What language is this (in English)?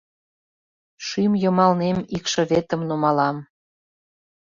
Mari